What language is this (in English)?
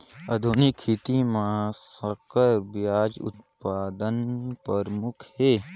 Chhattisgarhi